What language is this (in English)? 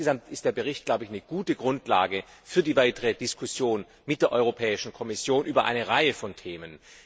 German